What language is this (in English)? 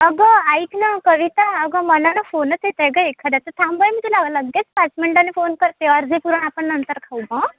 Marathi